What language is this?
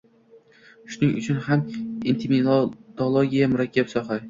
Uzbek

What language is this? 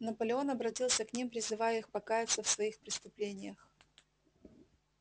Russian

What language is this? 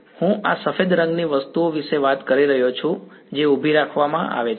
Gujarati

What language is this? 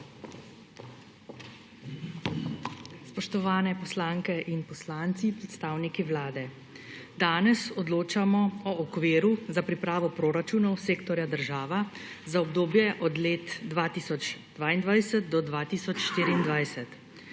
Slovenian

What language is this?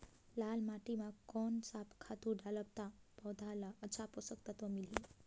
Chhattisgarhi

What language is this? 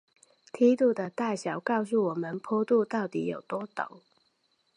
Chinese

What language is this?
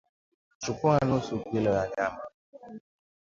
Swahili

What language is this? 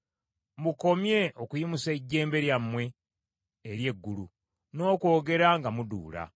Ganda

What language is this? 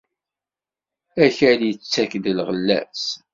Kabyle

